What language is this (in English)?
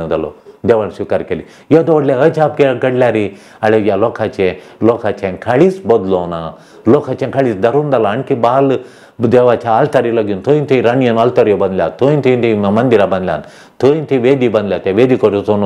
Romanian